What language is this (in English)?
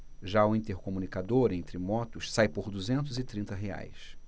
Portuguese